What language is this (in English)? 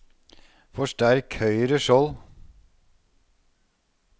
Norwegian